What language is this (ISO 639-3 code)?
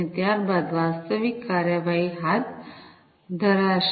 guj